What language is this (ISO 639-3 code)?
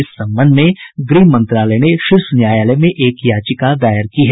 hin